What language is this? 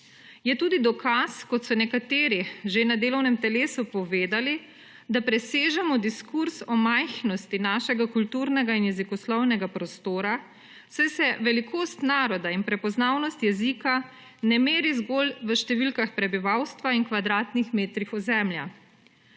Slovenian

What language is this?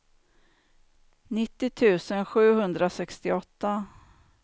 Swedish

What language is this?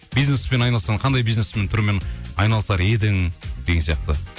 Kazakh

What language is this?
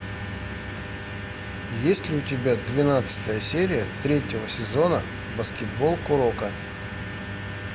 Russian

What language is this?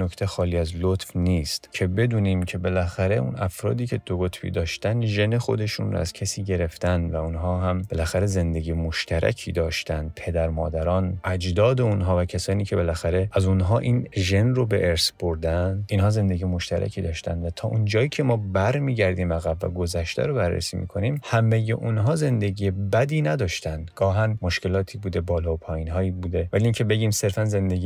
Persian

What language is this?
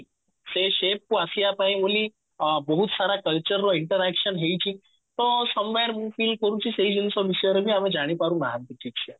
Odia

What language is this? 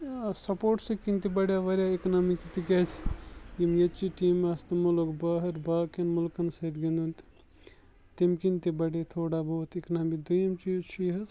Kashmiri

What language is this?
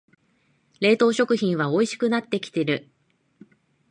Japanese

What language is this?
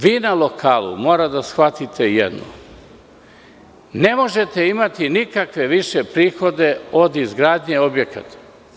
Serbian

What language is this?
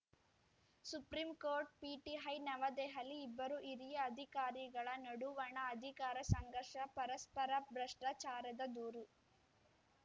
Kannada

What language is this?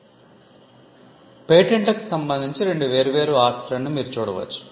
Telugu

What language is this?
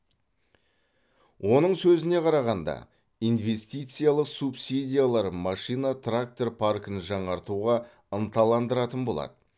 Kazakh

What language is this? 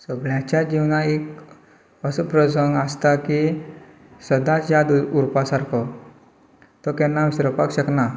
Konkani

